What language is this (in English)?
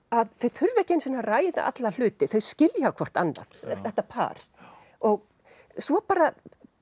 Icelandic